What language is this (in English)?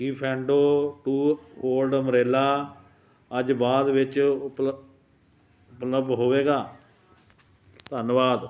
Punjabi